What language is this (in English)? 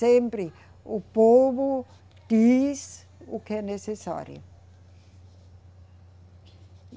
Portuguese